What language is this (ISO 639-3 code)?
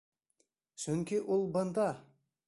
bak